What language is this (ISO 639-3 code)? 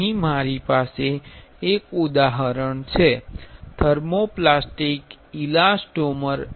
guj